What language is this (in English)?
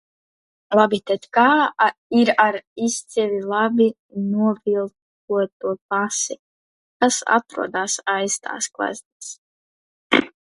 Latvian